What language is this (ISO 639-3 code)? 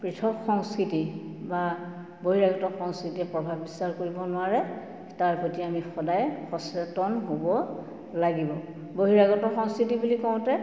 asm